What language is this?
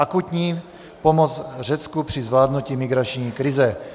Czech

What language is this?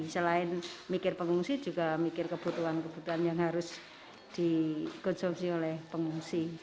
Indonesian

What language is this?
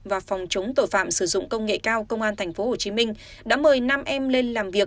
Vietnamese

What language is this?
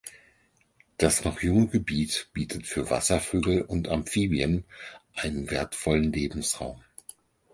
German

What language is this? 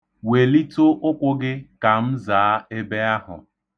Igbo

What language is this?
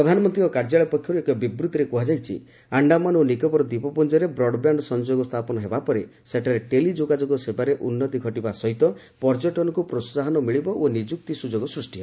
Odia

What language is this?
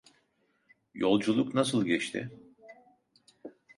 Turkish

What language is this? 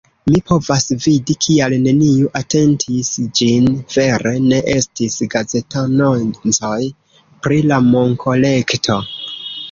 Esperanto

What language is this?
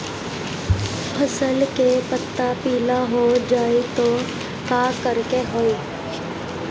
Bhojpuri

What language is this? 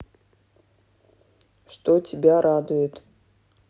Russian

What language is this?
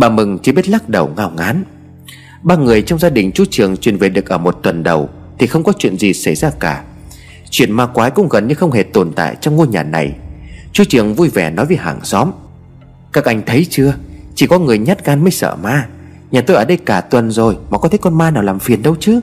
Vietnamese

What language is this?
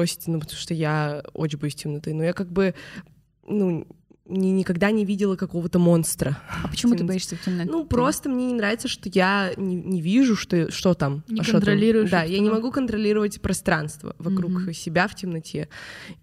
Russian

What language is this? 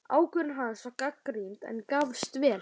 Icelandic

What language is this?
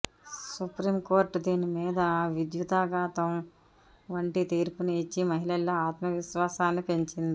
Telugu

